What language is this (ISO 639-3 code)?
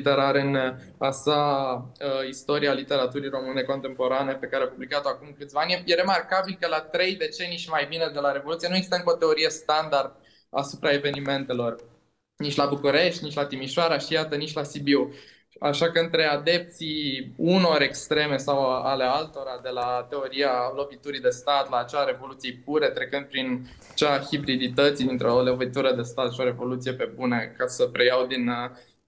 ron